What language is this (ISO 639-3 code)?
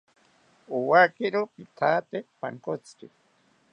cpy